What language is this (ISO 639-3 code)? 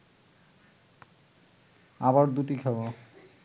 ben